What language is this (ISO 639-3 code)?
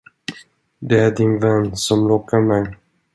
swe